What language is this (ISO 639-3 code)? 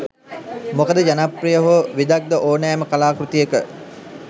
sin